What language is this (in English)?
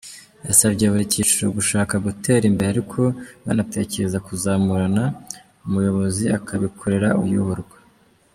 Kinyarwanda